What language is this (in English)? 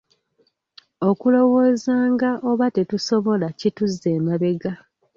Ganda